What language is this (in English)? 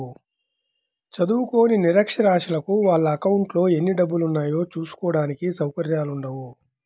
Telugu